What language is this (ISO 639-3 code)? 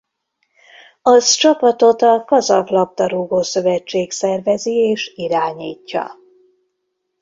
hun